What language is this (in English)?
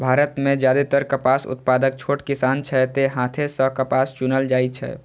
Maithili